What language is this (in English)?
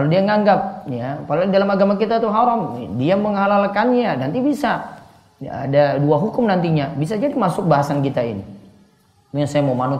Indonesian